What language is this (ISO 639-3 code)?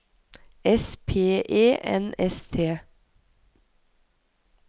nor